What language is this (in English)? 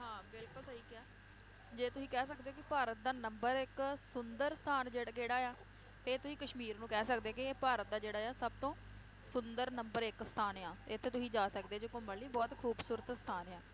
Punjabi